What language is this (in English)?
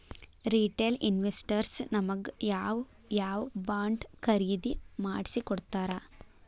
Kannada